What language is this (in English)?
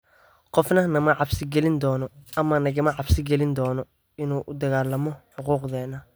Somali